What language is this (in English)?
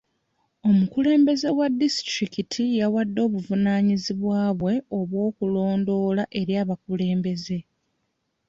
Ganda